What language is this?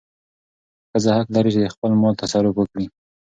Pashto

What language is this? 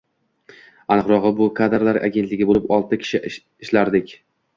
Uzbek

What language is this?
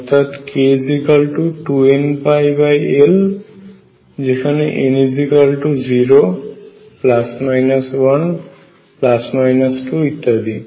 Bangla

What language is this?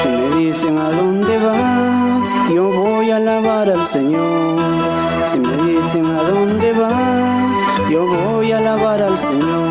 Spanish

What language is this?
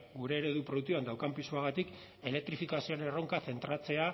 Basque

